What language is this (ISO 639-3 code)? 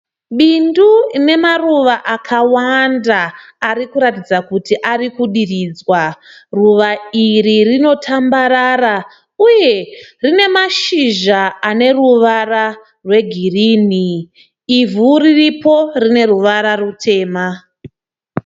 sna